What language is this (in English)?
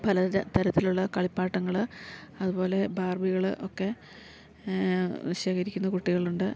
Malayalam